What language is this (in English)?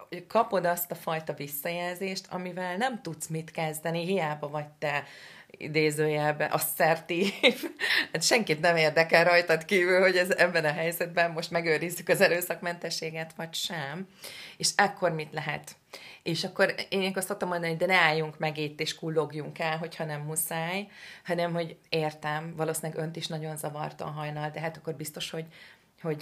Hungarian